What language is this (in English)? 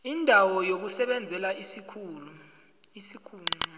South Ndebele